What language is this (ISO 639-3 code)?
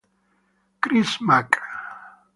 ita